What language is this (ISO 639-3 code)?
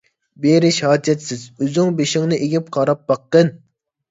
uig